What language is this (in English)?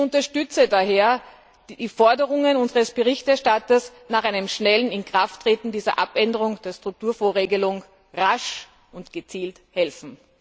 German